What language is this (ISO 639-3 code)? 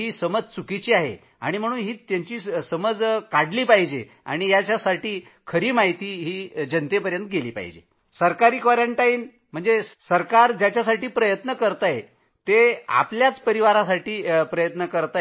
mar